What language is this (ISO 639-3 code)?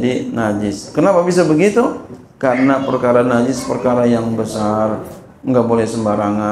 ind